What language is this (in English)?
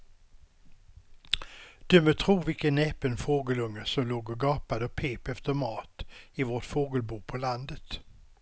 Swedish